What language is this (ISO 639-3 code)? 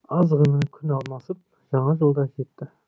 kaz